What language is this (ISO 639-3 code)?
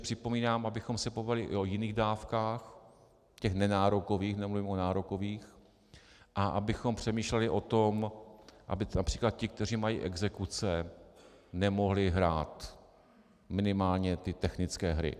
ces